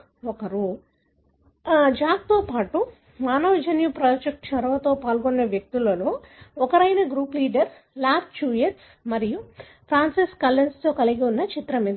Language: Telugu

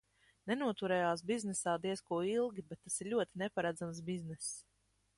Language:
Latvian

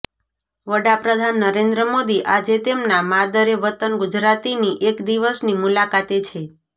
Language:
Gujarati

